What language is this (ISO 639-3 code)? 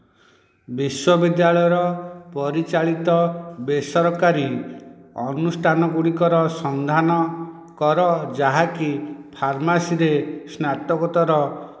ori